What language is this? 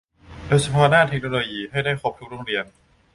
Thai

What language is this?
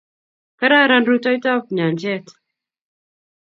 Kalenjin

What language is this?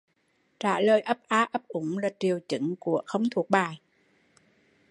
Vietnamese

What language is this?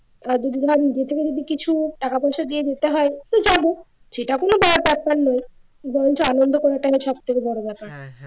Bangla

